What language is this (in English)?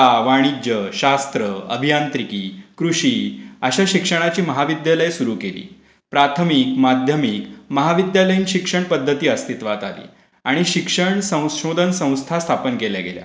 Marathi